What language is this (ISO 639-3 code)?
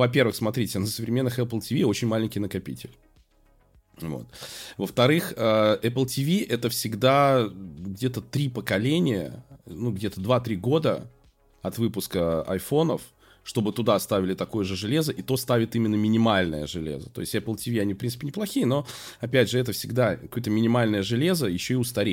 rus